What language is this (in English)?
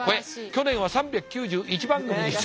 Japanese